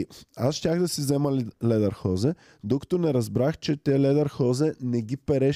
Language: Bulgarian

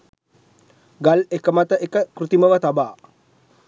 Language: Sinhala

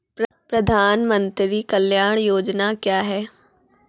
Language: Maithili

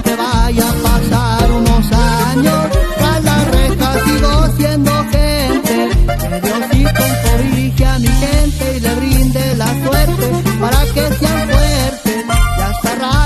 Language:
Spanish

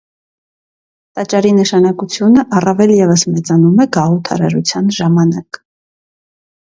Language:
Armenian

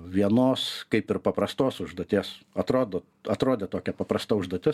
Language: Lithuanian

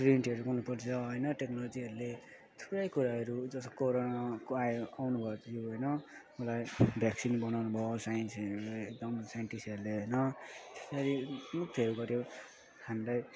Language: Nepali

